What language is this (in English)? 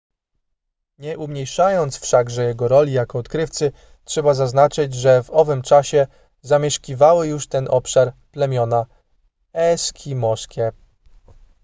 Polish